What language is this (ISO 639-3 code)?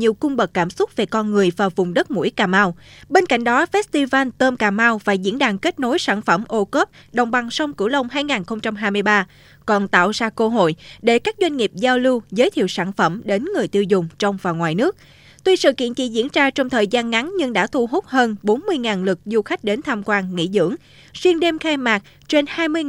vie